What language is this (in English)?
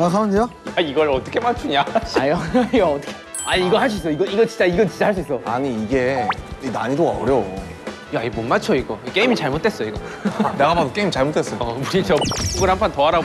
Korean